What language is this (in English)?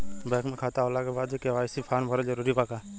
Bhojpuri